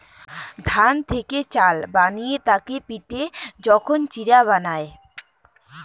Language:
Bangla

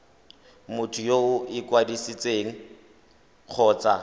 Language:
Tswana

